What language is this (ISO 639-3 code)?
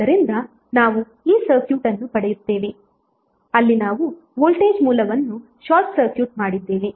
kan